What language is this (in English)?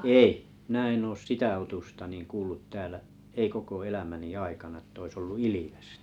Finnish